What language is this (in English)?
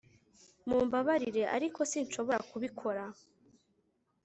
Kinyarwanda